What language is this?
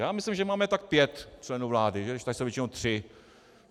Czech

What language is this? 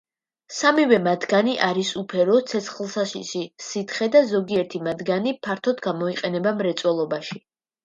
Georgian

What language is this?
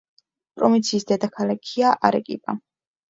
Georgian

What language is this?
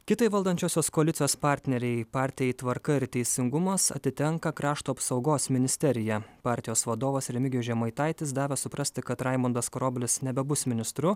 Lithuanian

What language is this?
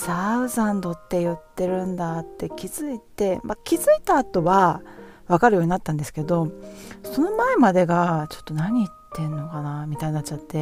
Japanese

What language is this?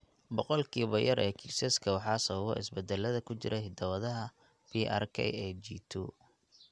Somali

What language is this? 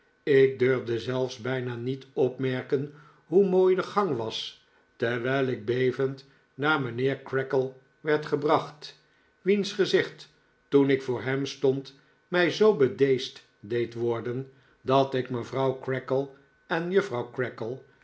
Dutch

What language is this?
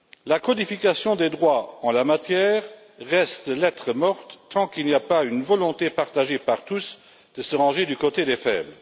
French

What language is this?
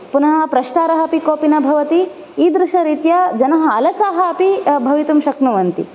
Sanskrit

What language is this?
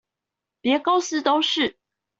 Chinese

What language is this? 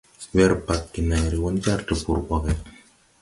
Tupuri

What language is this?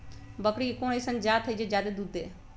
Magahi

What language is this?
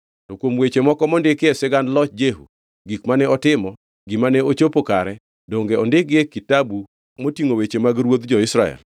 Luo (Kenya and Tanzania)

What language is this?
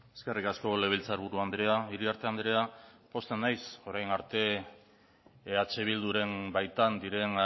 Basque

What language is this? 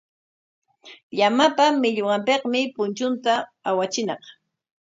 Corongo Ancash Quechua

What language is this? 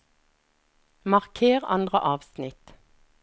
Norwegian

